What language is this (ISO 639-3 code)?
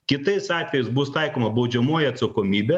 lit